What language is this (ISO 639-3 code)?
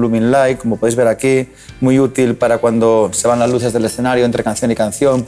spa